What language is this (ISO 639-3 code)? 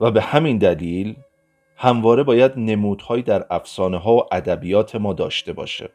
fas